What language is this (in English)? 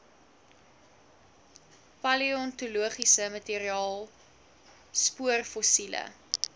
Afrikaans